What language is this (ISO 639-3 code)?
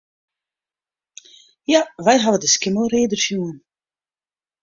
fry